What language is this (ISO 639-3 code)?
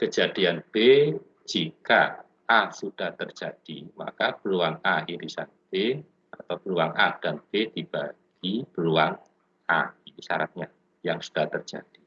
ind